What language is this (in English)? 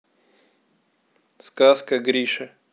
Russian